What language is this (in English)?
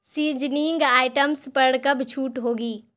Urdu